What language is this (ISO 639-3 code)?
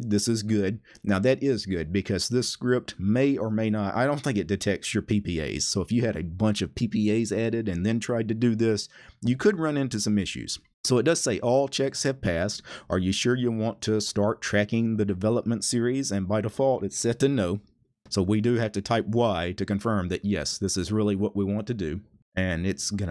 eng